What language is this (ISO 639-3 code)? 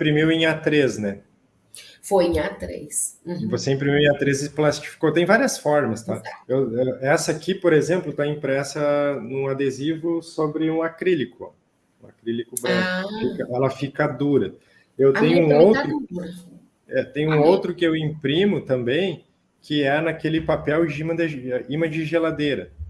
por